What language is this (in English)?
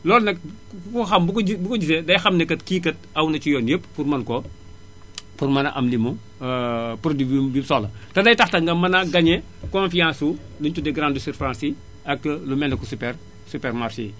Wolof